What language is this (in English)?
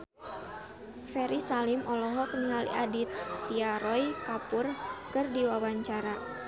Sundanese